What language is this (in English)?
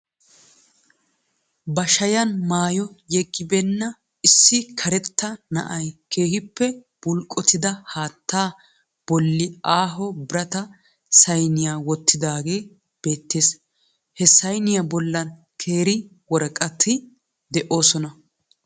Wolaytta